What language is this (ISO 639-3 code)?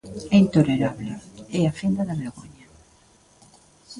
glg